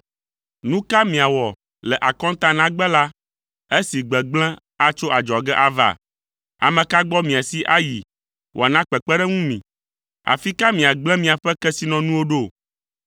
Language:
Ewe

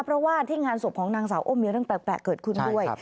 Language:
Thai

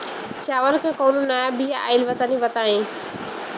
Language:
Bhojpuri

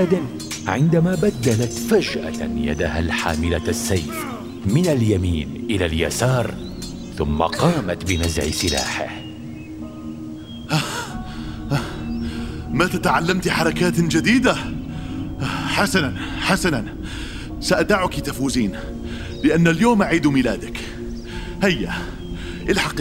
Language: Arabic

